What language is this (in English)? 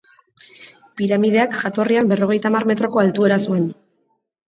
Basque